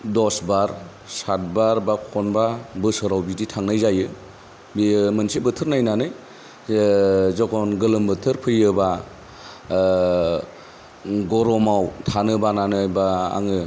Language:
Bodo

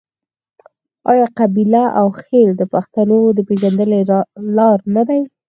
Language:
Pashto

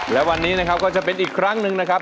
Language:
Thai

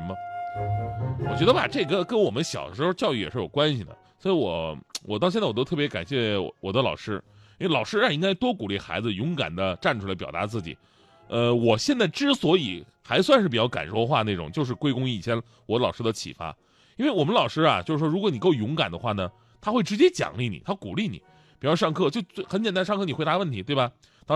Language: Chinese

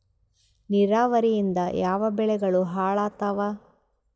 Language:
Kannada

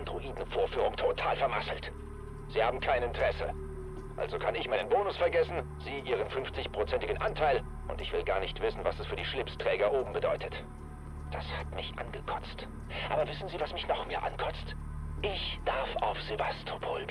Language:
German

